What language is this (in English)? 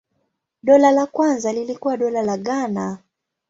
Swahili